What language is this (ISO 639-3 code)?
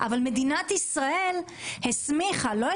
heb